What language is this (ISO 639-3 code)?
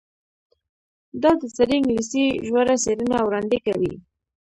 pus